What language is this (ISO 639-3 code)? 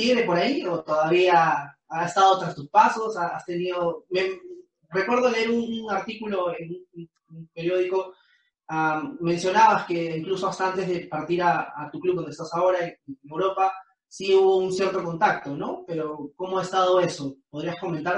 spa